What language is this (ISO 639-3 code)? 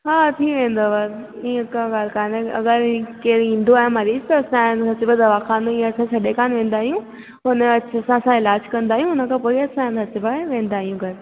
snd